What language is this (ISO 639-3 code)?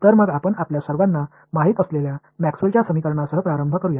mar